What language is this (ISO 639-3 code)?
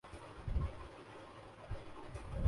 urd